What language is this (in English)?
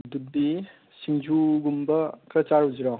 Manipuri